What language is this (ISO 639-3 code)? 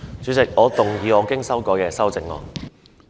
yue